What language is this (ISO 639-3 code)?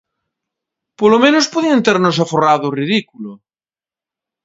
glg